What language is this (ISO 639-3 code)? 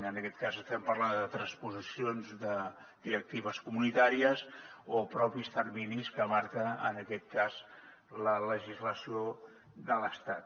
cat